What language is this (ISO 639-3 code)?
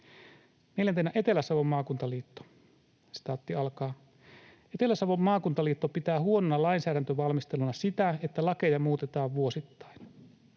fin